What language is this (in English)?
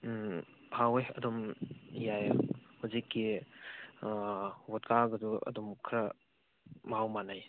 Manipuri